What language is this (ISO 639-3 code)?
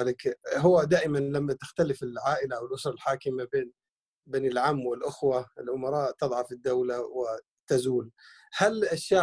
ara